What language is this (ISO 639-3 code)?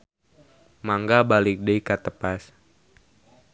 sun